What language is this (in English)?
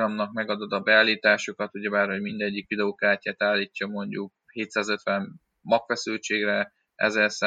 Hungarian